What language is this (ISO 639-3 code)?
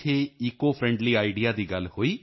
pan